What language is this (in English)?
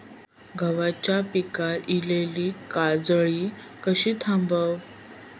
Marathi